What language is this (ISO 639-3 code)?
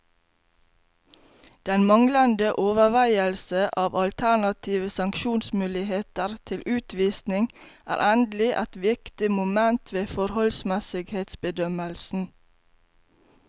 nor